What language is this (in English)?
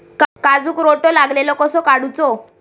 Marathi